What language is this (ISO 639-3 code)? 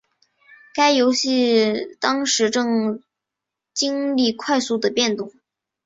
zho